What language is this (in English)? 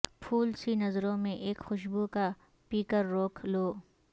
Urdu